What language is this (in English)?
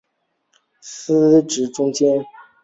Chinese